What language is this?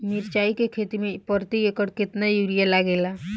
Bhojpuri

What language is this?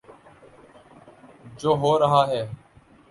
Urdu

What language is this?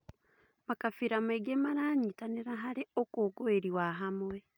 Kikuyu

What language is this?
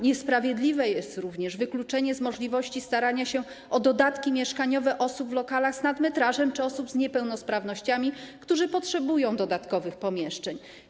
Polish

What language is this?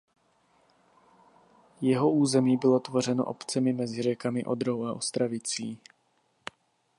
Czech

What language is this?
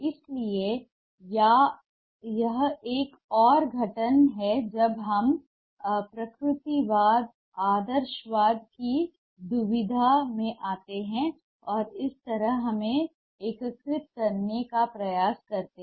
Hindi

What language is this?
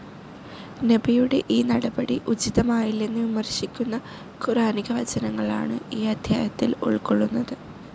Malayalam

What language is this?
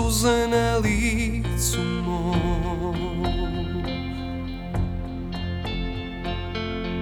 Croatian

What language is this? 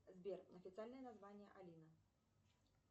Russian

